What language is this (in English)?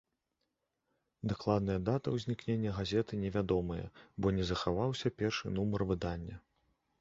Belarusian